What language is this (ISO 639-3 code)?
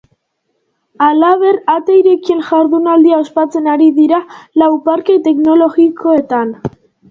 eus